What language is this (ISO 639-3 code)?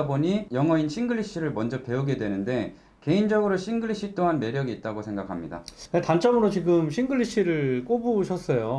kor